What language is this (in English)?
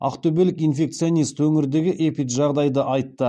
Kazakh